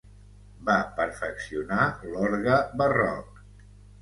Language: Catalan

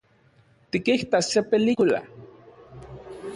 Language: Central Puebla Nahuatl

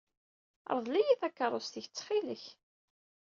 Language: Kabyle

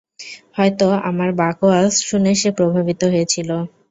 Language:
Bangla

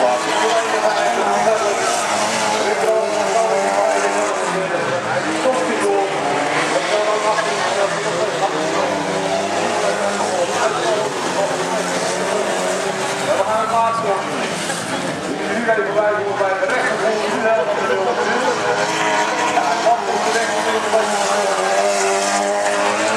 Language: Dutch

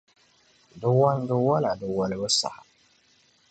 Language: Dagbani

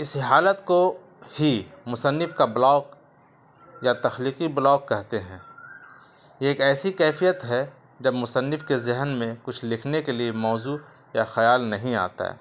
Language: Urdu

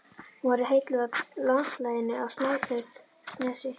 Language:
Icelandic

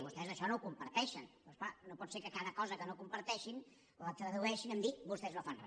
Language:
Catalan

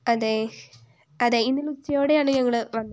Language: Malayalam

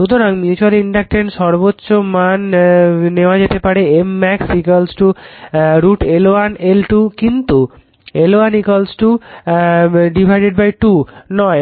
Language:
Bangla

